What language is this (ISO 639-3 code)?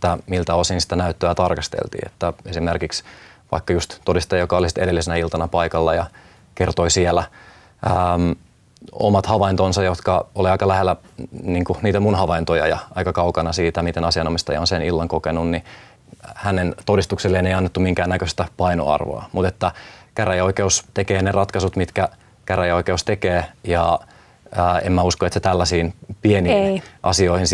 fin